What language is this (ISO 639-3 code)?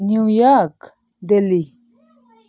nep